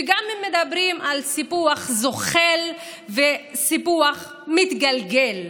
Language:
Hebrew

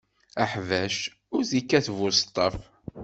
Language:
Kabyle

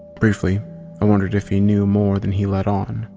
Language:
English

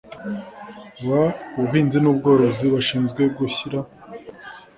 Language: Kinyarwanda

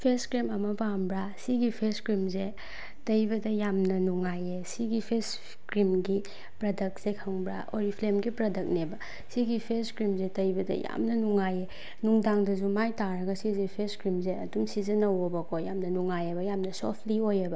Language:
Manipuri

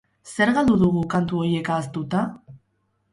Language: Basque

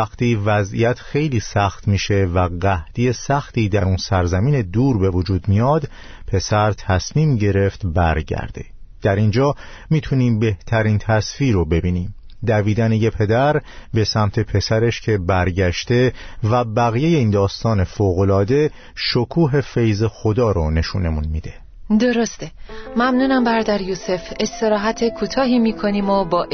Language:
Persian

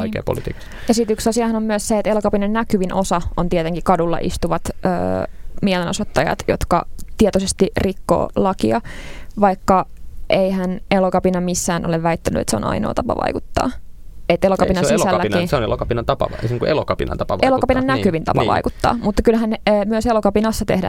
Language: Finnish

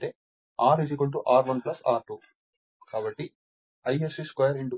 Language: Telugu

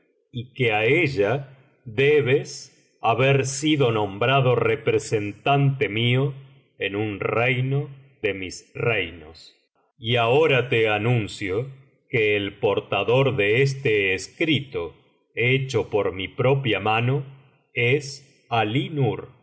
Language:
Spanish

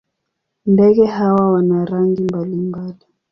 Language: Swahili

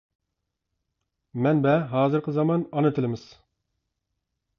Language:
Uyghur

